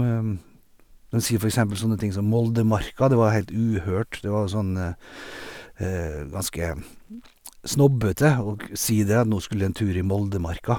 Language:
Norwegian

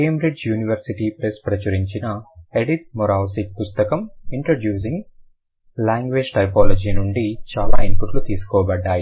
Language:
Telugu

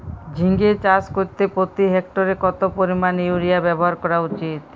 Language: Bangla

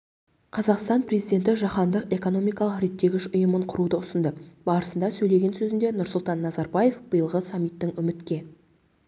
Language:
Kazakh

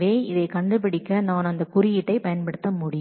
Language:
Tamil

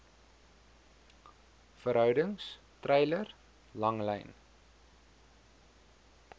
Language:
Afrikaans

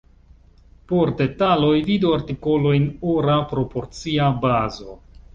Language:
Esperanto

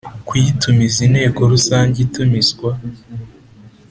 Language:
Kinyarwanda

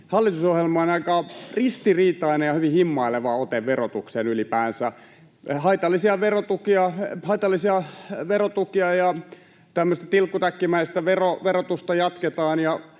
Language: Finnish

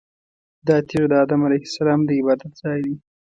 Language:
Pashto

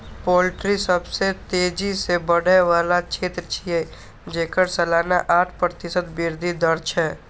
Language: Maithili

